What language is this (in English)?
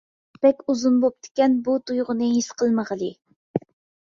Uyghur